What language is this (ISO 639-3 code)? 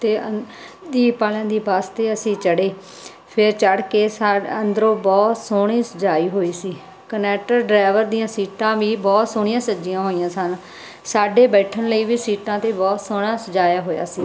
pan